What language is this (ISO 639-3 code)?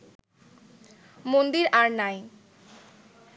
ben